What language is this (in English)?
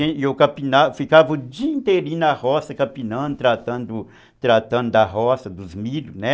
Portuguese